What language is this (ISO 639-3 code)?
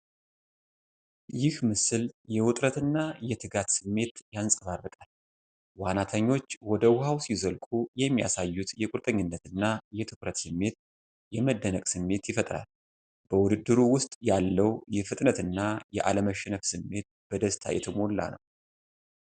amh